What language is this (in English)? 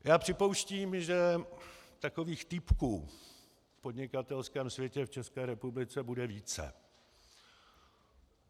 Czech